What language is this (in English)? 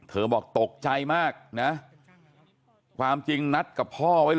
Thai